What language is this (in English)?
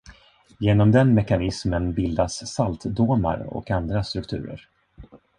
Swedish